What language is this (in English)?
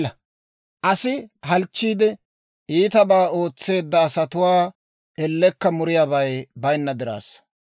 Dawro